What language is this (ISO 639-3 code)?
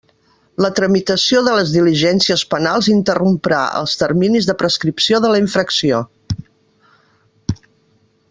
cat